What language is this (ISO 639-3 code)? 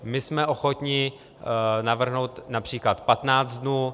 ces